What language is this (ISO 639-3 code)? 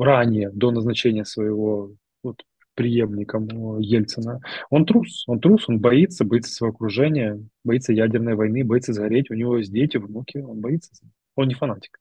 rus